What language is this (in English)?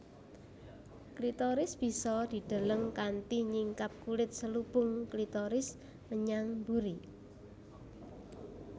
Javanese